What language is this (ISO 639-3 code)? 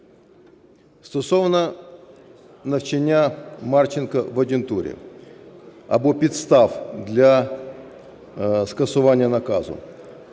ukr